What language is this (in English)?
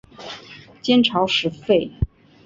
Chinese